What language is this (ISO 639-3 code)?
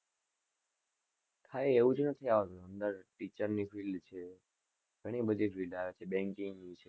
guj